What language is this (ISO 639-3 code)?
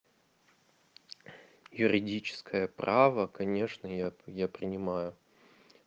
rus